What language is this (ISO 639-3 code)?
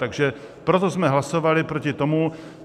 ces